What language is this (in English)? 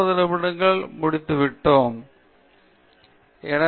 Tamil